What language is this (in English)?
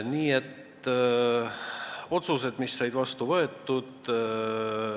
Estonian